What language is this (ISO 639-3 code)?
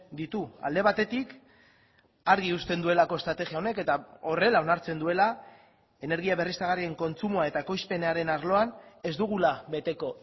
eus